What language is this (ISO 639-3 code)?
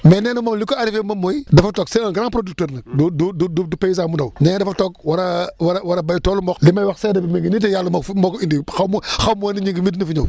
wol